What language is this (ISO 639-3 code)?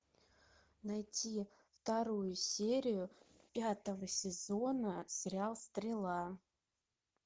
rus